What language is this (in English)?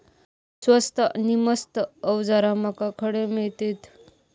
Marathi